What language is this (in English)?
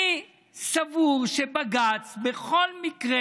Hebrew